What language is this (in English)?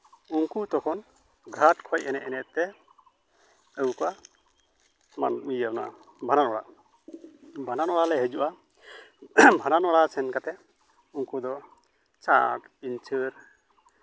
Santali